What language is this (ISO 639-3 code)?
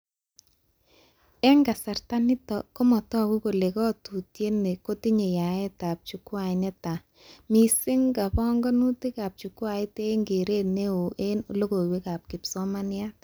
kln